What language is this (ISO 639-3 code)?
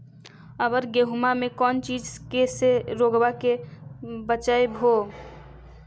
mag